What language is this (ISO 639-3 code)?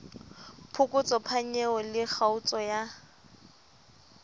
sot